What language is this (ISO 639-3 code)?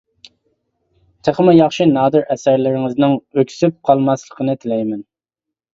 uig